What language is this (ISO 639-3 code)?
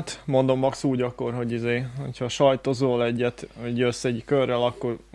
hun